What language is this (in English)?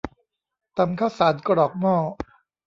Thai